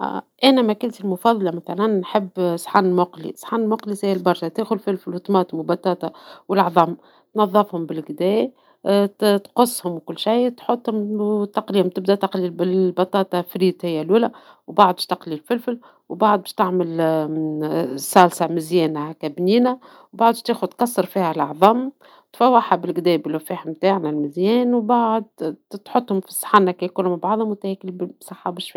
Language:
Tunisian Arabic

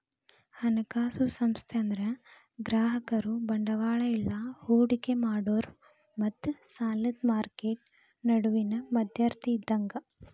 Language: Kannada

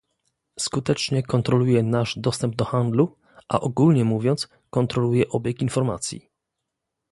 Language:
Polish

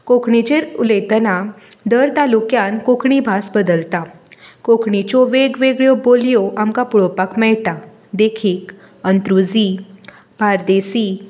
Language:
Konkani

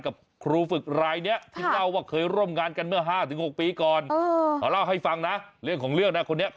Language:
Thai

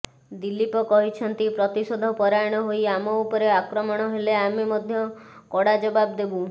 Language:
Odia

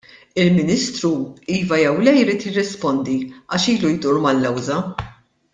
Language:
Maltese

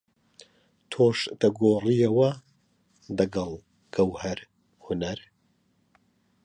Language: Central Kurdish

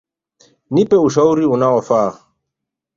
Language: Swahili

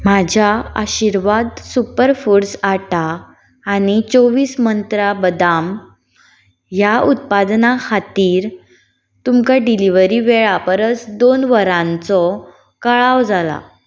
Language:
Konkani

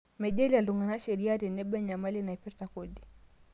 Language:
Masai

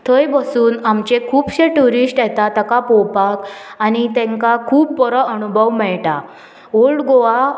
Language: Konkani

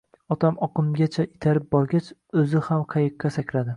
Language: Uzbek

